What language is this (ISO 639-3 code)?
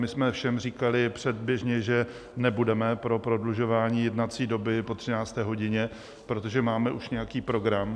ces